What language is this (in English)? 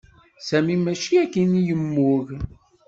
Kabyle